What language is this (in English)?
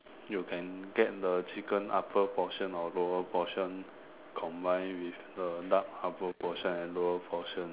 English